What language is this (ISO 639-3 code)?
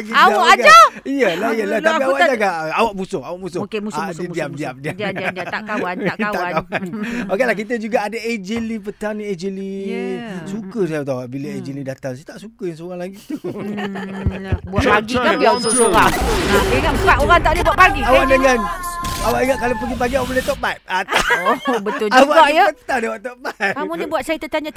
msa